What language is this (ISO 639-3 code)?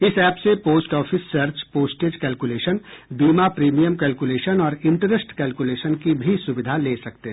hin